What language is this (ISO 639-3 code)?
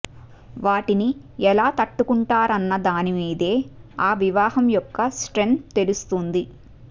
tel